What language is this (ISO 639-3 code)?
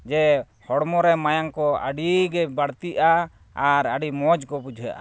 sat